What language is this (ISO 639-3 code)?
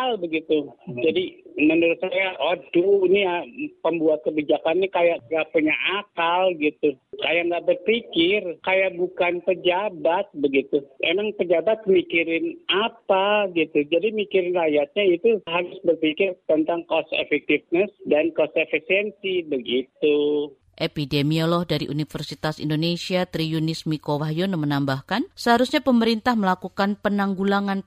ind